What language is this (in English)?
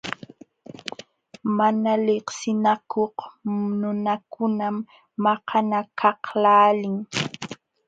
Jauja Wanca Quechua